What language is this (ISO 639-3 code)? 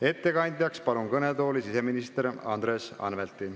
est